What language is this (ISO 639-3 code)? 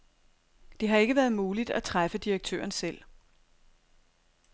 dan